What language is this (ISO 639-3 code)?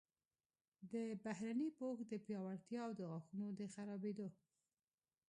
pus